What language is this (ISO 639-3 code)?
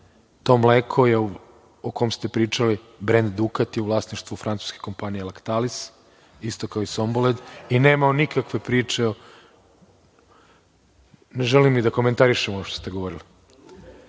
srp